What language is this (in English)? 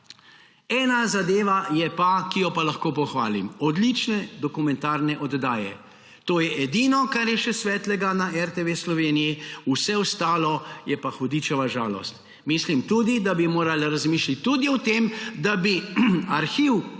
Slovenian